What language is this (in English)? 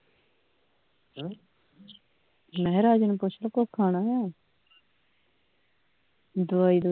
Punjabi